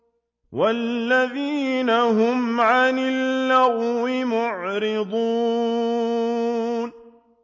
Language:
Arabic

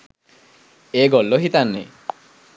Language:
Sinhala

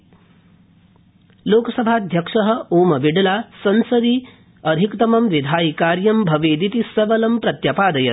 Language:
Sanskrit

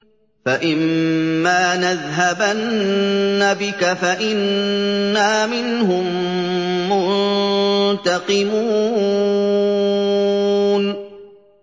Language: Arabic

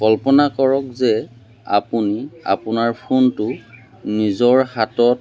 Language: Assamese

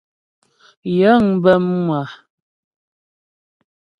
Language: Ghomala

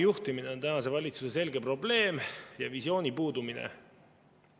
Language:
Estonian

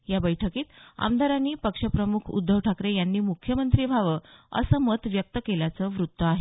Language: Marathi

